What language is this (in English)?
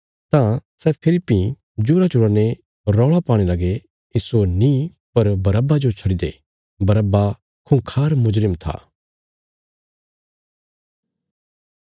Bilaspuri